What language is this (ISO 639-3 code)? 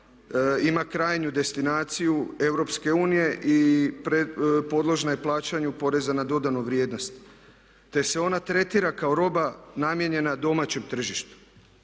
hrv